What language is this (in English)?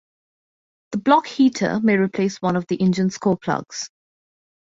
English